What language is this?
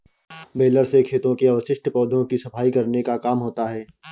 Hindi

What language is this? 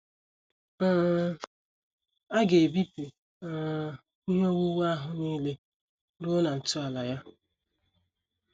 Igbo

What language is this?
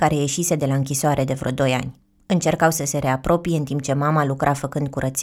Romanian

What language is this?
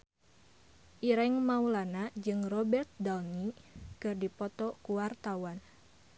Sundanese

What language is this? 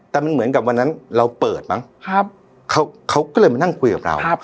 Thai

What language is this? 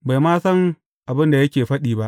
Hausa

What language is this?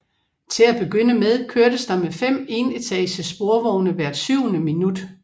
Danish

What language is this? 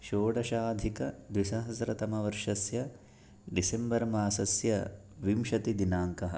Sanskrit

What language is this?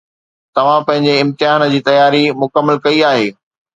Sindhi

